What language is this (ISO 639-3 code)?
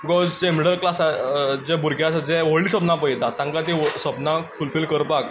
kok